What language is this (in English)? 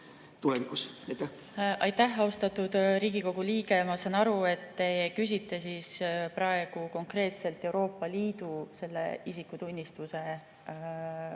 Estonian